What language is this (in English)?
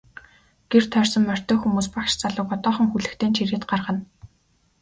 Mongolian